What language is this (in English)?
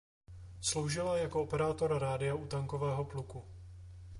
Czech